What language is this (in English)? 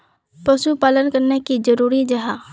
Magahi